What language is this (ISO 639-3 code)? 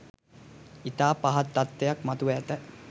sin